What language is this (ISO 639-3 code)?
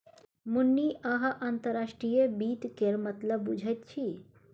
mai